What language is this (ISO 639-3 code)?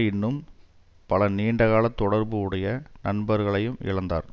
tam